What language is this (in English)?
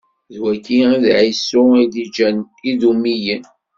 Kabyle